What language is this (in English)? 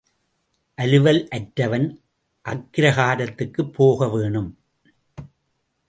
Tamil